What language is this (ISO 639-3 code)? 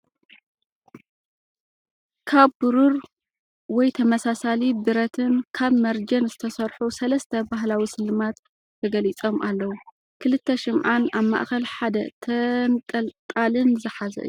tir